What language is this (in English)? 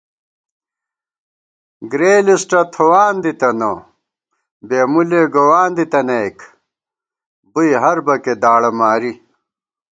Gawar-Bati